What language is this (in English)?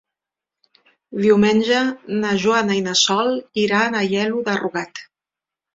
Catalan